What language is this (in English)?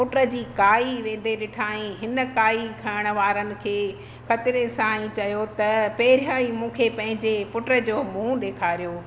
Sindhi